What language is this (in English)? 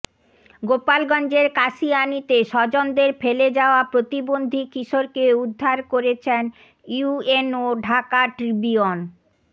Bangla